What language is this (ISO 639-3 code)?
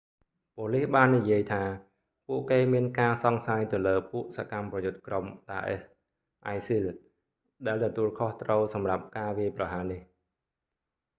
khm